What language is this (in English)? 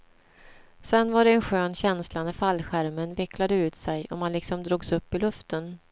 Swedish